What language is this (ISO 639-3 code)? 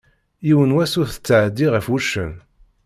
kab